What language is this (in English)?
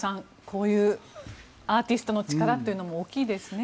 Japanese